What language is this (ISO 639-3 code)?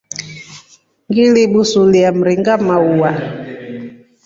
rof